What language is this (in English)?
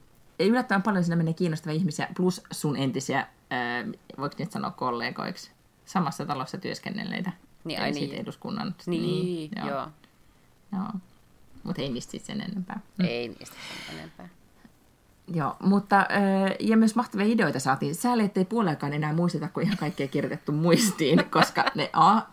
Finnish